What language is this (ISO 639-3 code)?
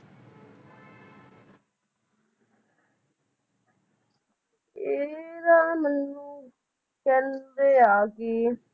pan